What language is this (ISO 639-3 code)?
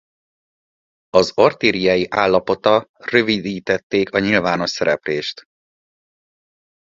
hun